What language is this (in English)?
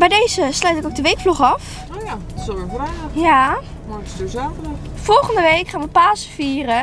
Dutch